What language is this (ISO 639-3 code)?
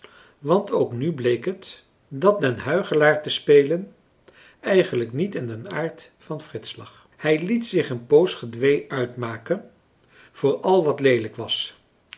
nld